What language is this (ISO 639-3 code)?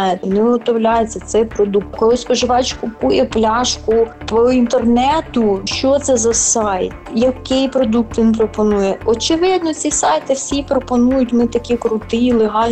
ukr